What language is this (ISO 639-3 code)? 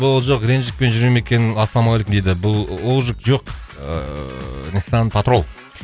kaz